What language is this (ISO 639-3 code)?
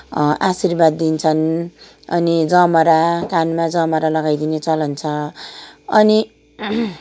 nep